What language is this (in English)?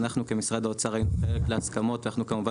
Hebrew